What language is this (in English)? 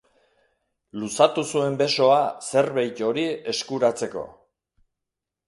Basque